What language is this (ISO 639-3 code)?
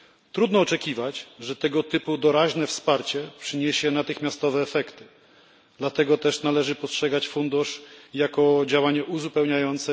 pol